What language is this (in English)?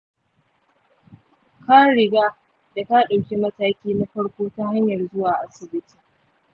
Hausa